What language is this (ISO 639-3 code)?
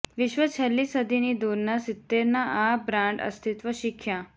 guj